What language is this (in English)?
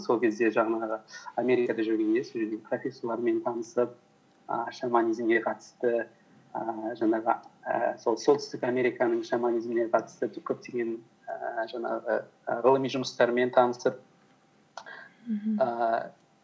Kazakh